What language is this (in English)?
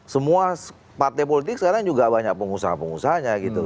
Indonesian